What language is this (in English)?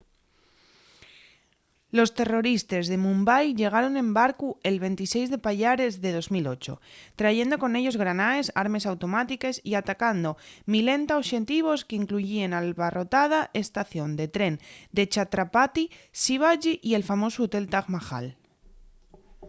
Asturian